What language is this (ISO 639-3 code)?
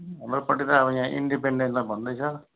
nep